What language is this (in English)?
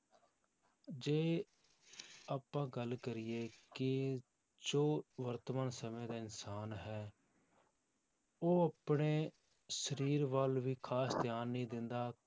Punjabi